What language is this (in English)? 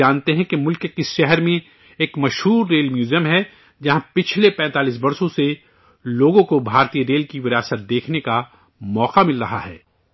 Urdu